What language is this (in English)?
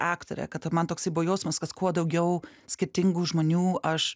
Lithuanian